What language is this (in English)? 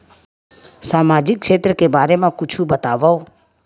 Chhattisgarhi